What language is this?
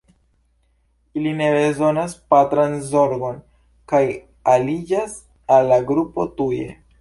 Esperanto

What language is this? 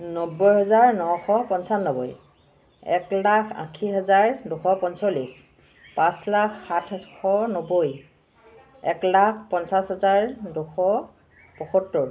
Assamese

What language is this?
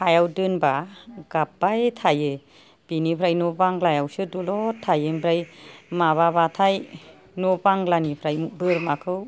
Bodo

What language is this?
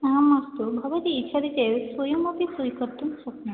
Sanskrit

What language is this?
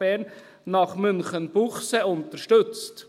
Swiss German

